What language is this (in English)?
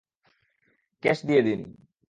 Bangla